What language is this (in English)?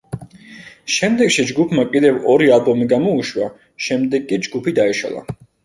Georgian